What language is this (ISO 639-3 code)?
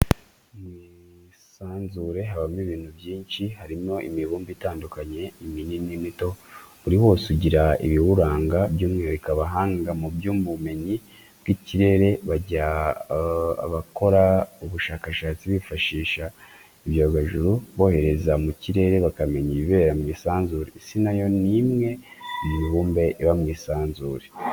kin